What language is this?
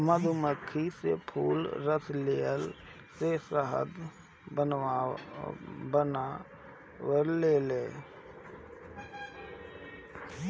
Bhojpuri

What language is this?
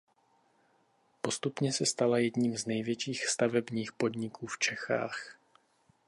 Czech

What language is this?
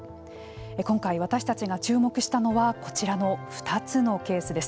Japanese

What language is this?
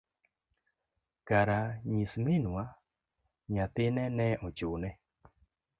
Luo (Kenya and Tanzania)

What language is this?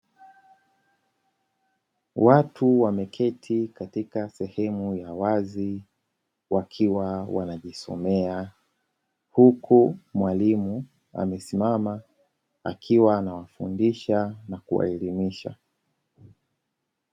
Swahili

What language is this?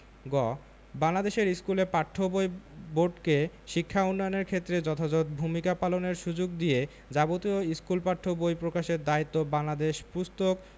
Bangla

